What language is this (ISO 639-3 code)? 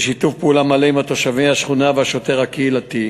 heb